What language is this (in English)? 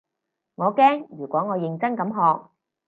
Cantonese